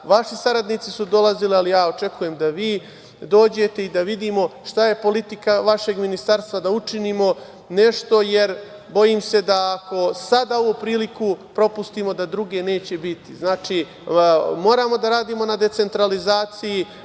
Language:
Serbian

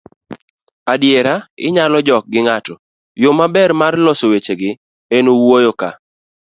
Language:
Luo (Kenya and Tanzania)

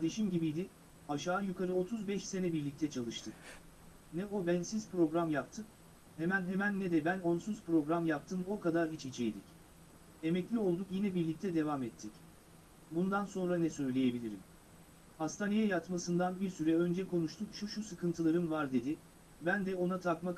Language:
Turkish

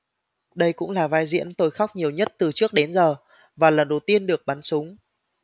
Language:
Vietnamese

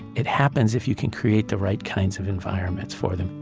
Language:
English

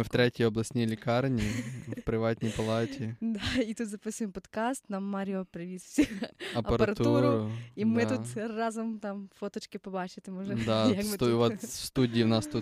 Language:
Ukrainian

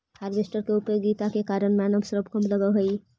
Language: Magahi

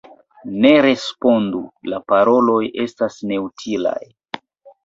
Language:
Esperanto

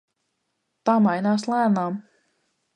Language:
Latvian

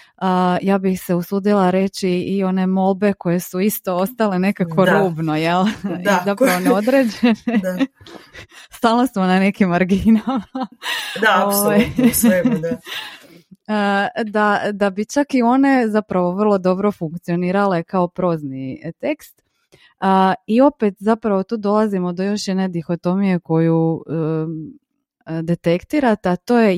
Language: Croatian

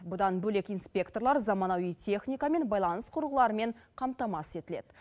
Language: Kazakh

